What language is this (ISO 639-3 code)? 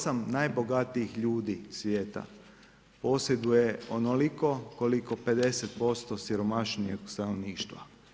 hrv